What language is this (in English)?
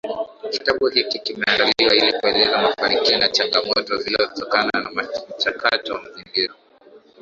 Swahili